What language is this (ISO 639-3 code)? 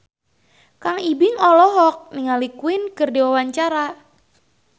sun